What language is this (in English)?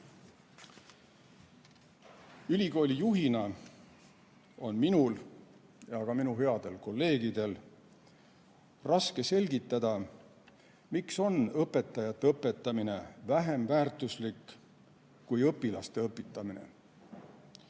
Estonian